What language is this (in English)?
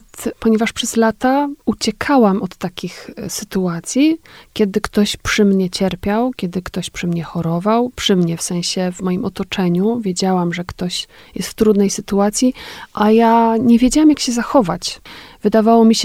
Polish